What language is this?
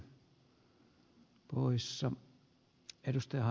Finnish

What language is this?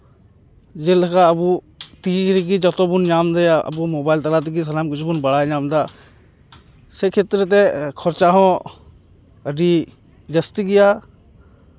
Santali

